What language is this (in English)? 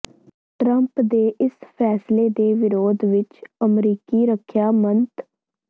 Punjabi